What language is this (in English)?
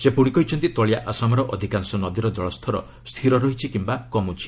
Odia